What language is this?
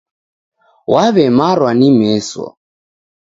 Taita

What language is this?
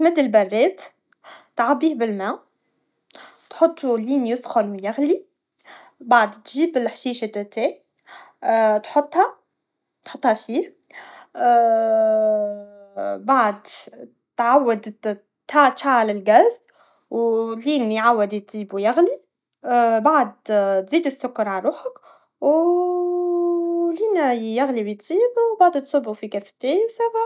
Tunisian Arabic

